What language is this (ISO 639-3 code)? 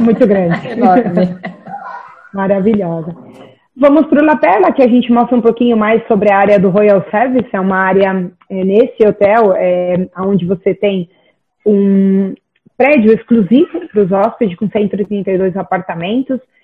por